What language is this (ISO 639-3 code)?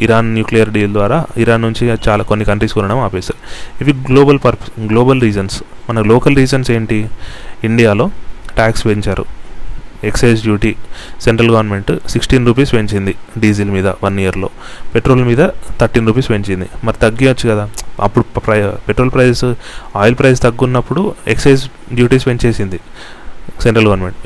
tel